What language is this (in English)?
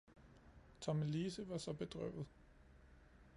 Danish